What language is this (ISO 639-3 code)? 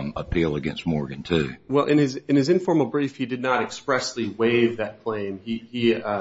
eng